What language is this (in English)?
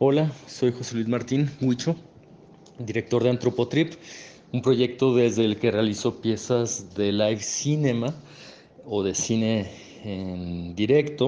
Spanish